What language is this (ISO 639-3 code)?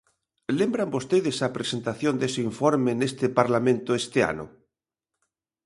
glg